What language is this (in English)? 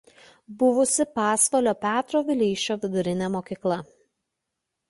Lithuanian